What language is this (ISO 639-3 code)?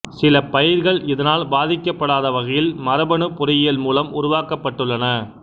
tam